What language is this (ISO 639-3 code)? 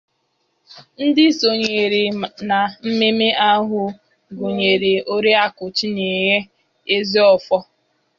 ibo